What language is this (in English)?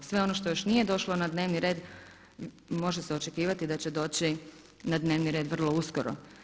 Croatian